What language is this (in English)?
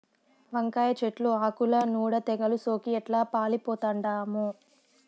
Telugu